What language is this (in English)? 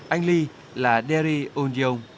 Vietnamese